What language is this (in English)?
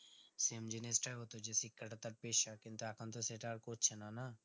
Bangla